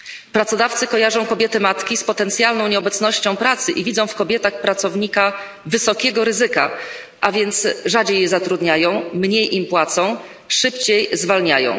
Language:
Polish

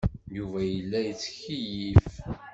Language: Kabyle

